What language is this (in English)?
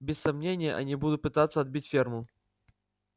Russian